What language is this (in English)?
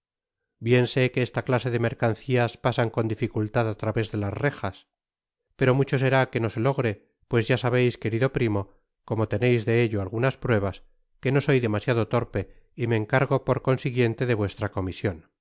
Spanish